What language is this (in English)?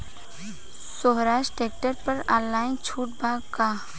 Bhojpuri